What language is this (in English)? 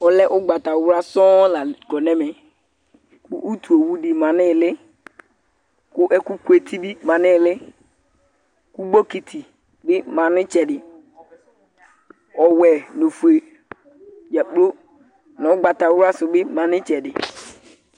Ikposo